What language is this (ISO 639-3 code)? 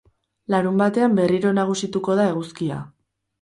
eus